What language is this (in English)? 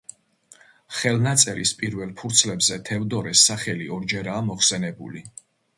Georgian